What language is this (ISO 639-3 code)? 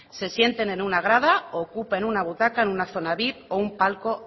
spa